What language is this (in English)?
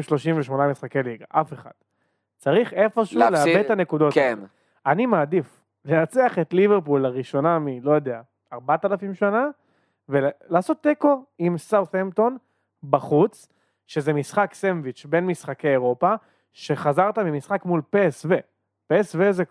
Hebrew